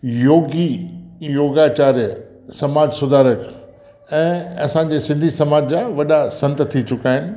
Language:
Sindhi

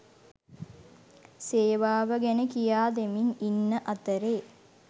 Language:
Sinhala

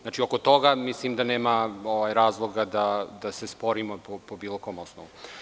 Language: Serbian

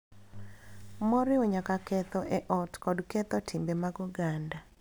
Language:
Luo (Kenya and Tanzania)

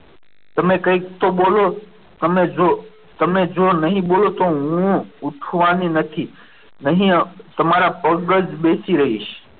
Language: Gujarati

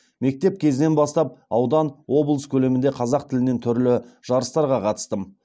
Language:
Kazakh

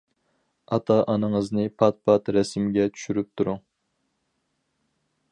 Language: Uyghur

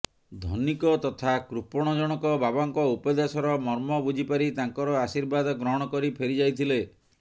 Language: Odia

